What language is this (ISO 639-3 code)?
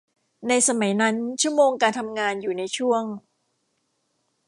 tha